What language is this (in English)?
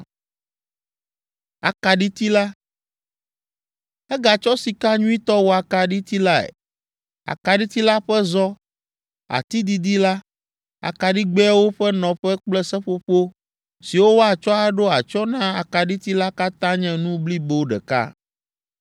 Ewe